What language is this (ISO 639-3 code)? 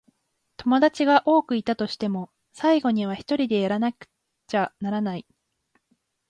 jpn